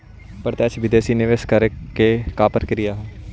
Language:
Magahi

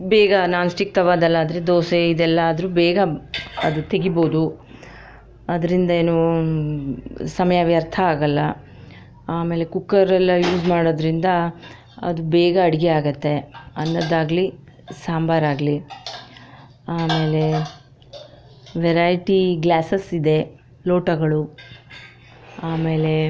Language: Kannada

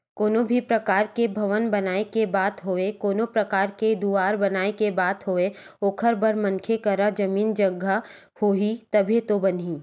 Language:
Chhattisgarhi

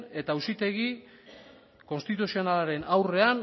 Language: Basque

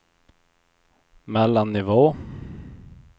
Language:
Swedish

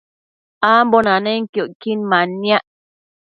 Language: Matsés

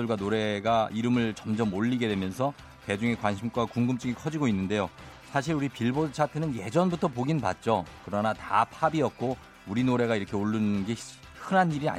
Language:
Korean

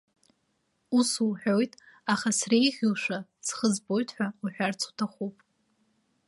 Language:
Abkhazian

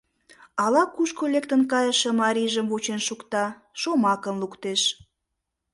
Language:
Mari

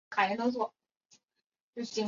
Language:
Chinese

